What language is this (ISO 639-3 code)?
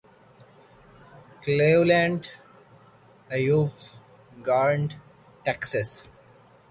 urd